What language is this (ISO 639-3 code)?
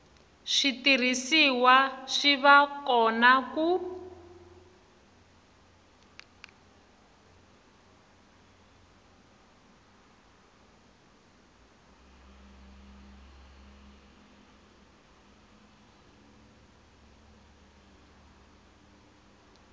tso